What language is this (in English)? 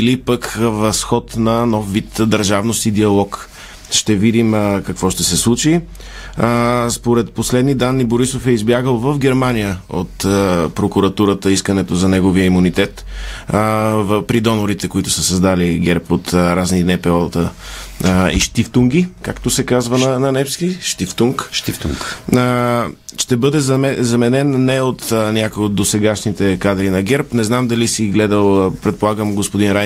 Bulgarian